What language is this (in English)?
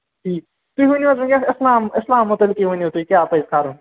Kashmiri